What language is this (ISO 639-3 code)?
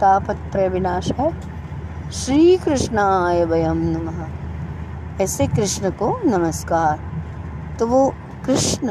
hin